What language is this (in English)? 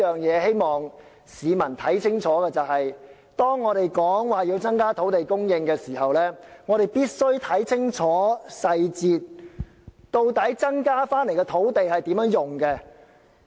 Cantonese